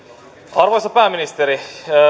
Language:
Finnish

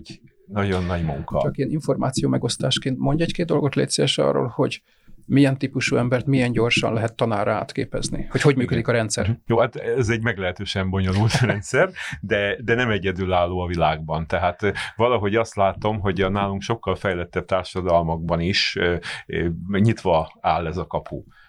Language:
Hungarian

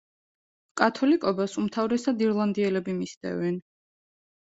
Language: Georgian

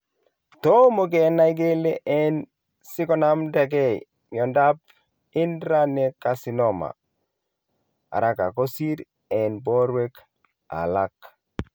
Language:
Kalenjin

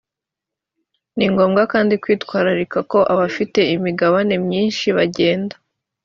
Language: Kinyarwanda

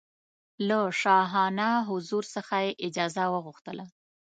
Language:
Pashto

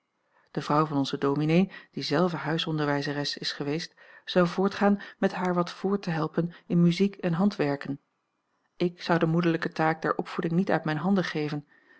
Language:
Dutch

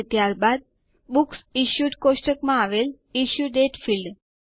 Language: Gujarati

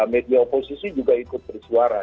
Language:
Indonesian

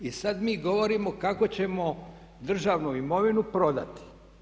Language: Croatian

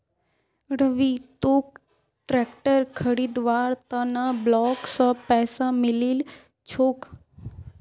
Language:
Magahi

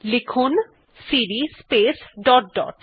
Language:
Bangla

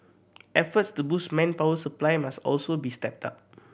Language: English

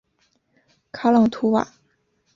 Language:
Chinese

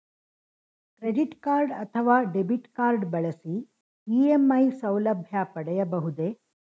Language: Kannada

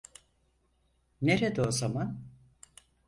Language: Turkish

